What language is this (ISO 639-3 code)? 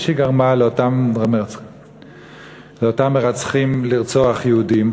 heb